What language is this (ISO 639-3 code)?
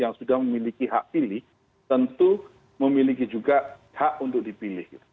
ind